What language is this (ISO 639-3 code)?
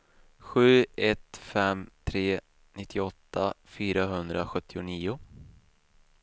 swe